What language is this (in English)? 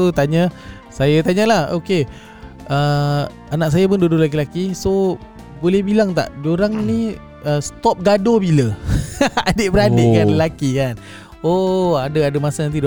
Malay